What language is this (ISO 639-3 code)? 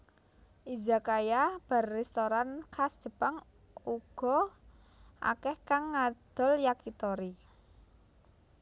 jav